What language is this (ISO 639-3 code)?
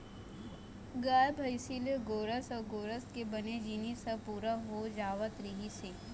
hne